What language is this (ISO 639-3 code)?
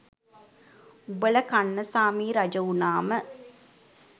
sin